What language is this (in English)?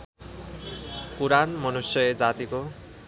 Nepali